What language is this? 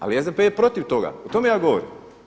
Croatian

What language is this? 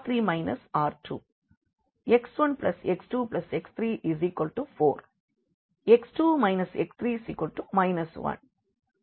Tamil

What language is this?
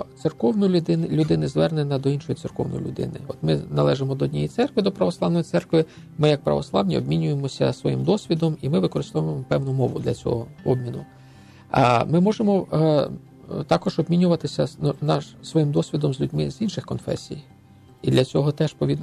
Ukrainian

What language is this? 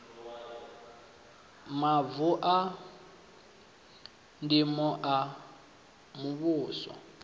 Venda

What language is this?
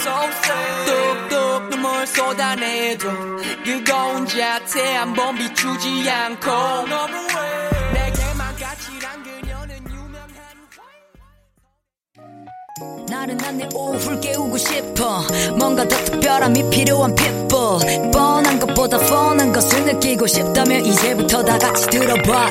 Korean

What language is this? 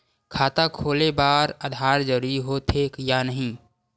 Chhattisgarhi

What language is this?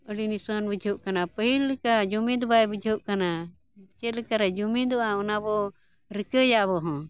Santali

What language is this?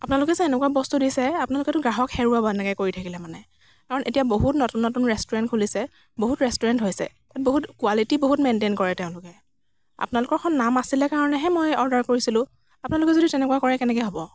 Assamese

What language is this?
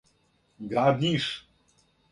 Serbian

